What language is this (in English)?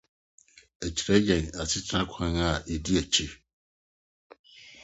Akan